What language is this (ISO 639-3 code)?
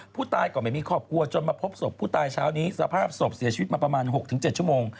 tha